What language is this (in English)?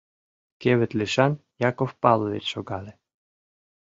Mari